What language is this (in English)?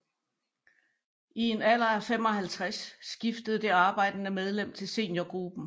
Danish